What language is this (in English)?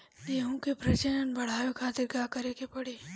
Bhojpuri